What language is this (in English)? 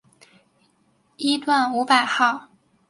Chinese